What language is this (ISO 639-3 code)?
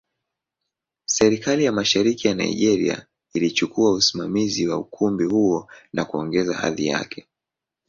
swa